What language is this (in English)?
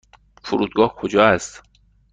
Persian